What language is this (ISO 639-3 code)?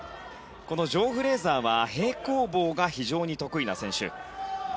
jpn